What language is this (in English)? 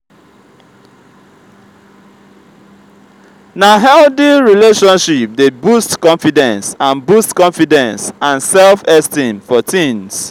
Nigerian Pidgin